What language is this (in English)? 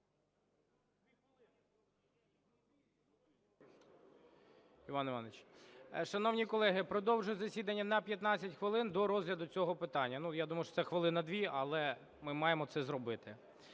Ukrainian